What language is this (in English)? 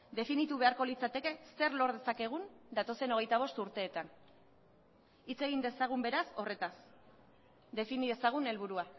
Basque